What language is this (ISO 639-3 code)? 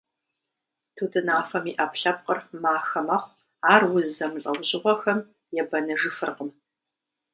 kbd